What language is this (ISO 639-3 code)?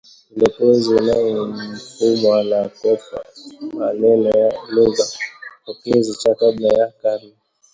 swa